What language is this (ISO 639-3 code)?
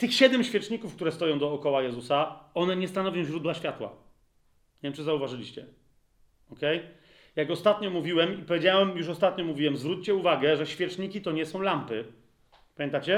pol